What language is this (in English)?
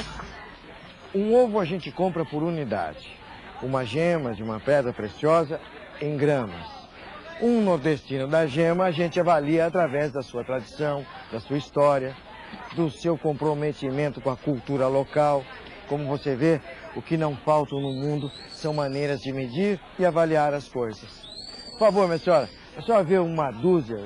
Portuguese